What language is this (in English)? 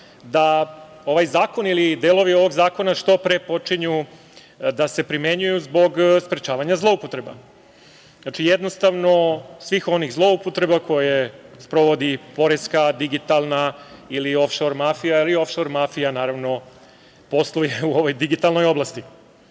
Serbian